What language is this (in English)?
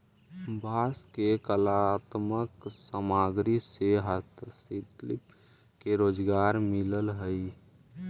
Magahi